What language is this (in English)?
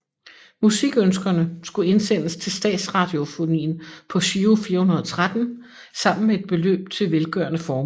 Danish